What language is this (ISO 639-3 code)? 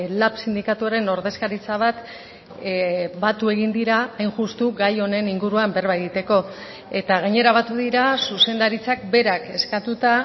eus